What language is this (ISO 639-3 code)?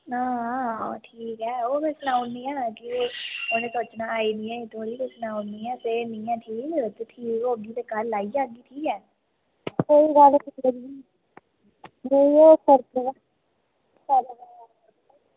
doi